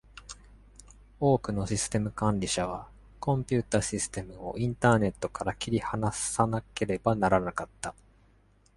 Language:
Japanese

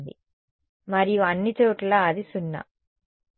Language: Telugu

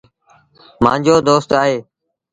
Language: Sindhi Bhil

